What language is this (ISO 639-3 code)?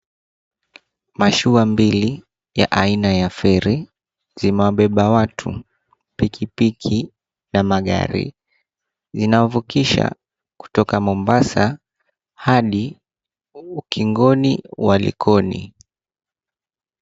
swa